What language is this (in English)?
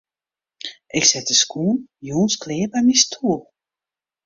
Western Frisian